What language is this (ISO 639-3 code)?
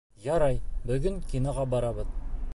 bak